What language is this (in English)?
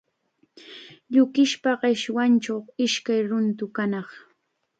Chiquián Ancash Quechua